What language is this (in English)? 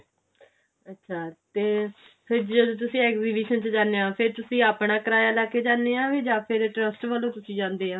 Punjabi